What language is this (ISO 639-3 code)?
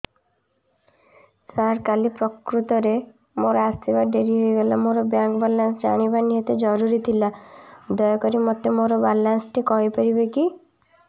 ori